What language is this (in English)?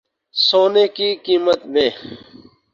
Urdu